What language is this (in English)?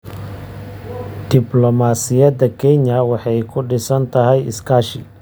Somali